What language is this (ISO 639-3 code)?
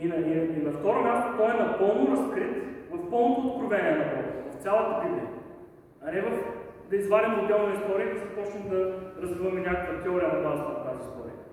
bul